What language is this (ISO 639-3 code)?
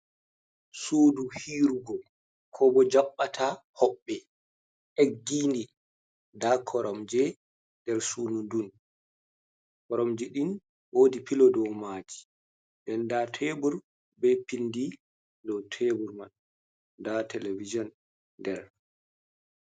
ful